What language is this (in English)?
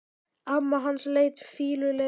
Icelandic